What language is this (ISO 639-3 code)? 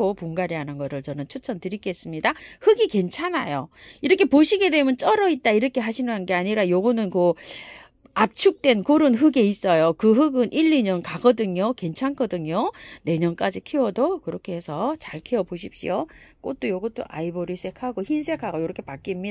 kor